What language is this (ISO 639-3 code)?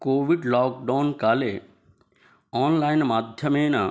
san